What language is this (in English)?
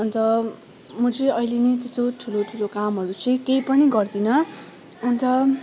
Nepali